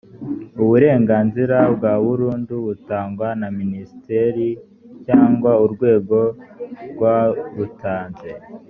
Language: Kinyarwanda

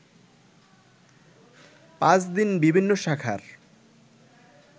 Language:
Bangla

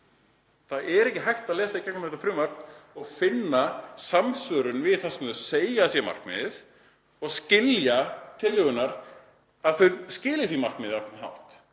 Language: Icelandic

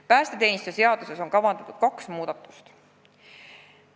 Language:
Estonian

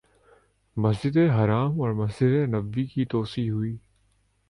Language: Urdu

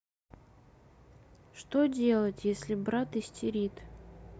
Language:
Russian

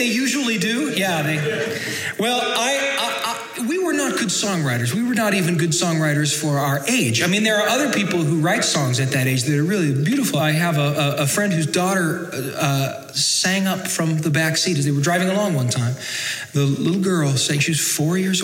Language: English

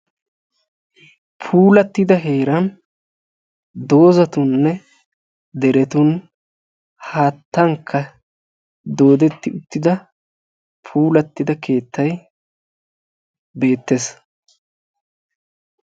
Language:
Wolaytta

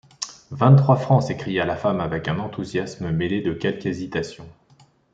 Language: French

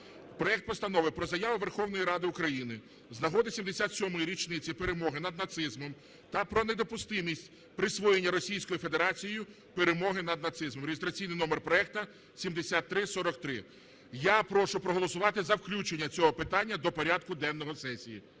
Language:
Ukrainian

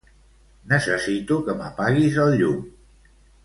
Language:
Catalan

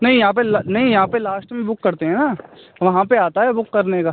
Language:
Hindi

